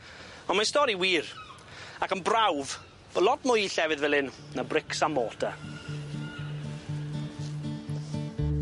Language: Welsh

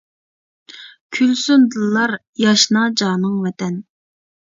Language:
Uyghur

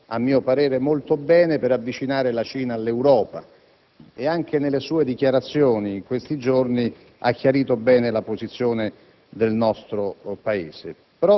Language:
Italian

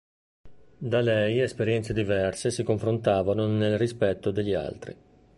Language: Italian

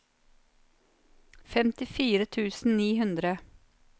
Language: Norwegian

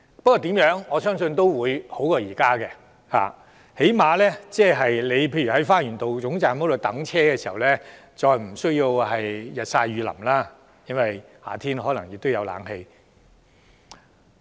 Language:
Cantonese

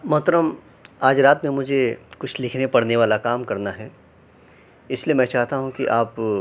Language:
Urdu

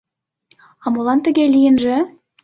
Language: Mari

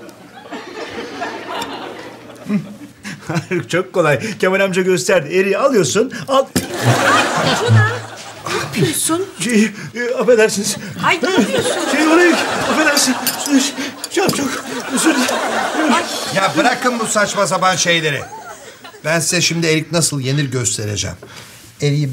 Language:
Turkish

